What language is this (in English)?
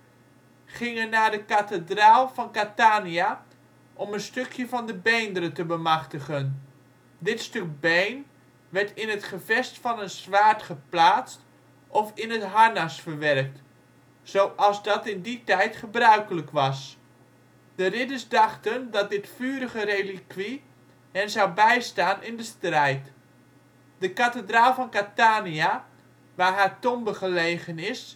Dutch